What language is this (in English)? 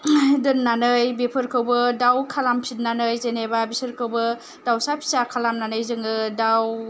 Bodo